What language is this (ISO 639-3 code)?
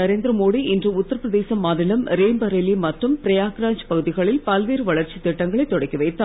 tam